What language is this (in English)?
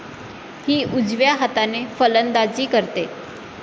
Marathi